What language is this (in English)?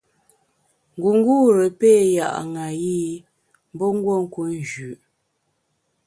Bamun